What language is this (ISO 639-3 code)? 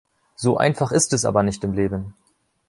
deu